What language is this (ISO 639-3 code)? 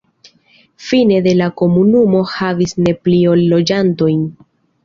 epo